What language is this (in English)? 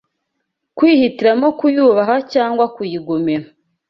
Kinyarwanda